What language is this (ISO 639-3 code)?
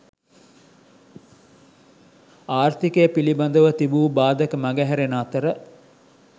sin